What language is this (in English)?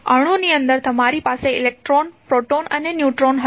Gujarati